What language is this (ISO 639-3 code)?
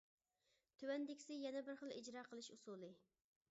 uig